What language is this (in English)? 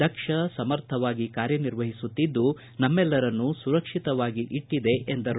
Kannada